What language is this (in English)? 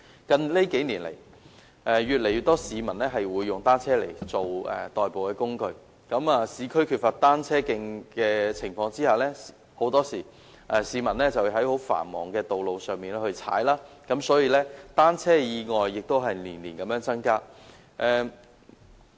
Cantonese